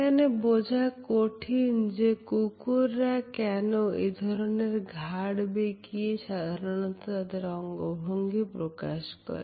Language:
Bangla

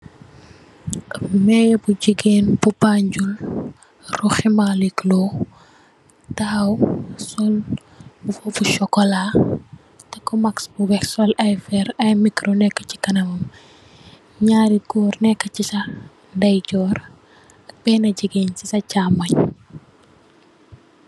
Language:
Wolof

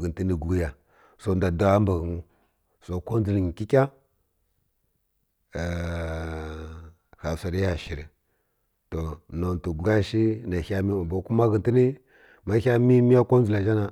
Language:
Kirya-Konzəl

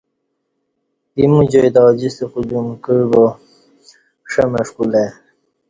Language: Kati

